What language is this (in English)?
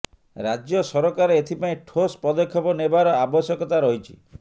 Odia